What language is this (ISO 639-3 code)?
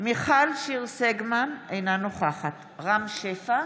heb